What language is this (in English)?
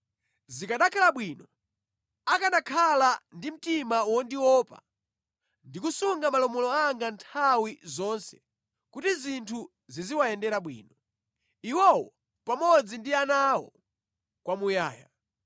Nyanja